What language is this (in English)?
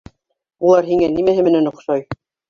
Bashkir